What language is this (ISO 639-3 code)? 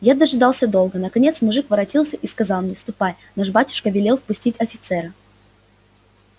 rus